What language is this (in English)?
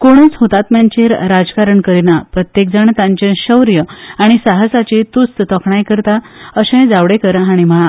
Konkani